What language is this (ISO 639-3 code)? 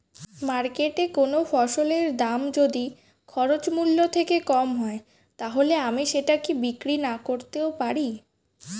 ben